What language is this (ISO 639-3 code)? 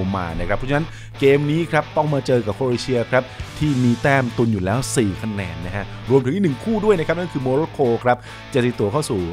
tha